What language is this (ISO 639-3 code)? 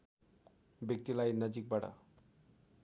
nep